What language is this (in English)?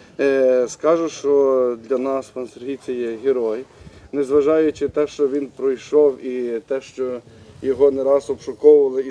Ukrainian